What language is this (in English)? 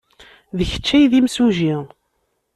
Kabyle